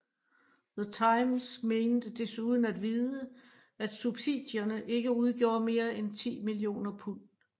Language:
Danish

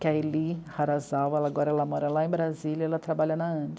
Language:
Portuguese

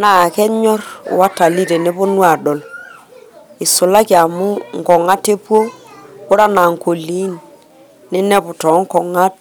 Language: Masai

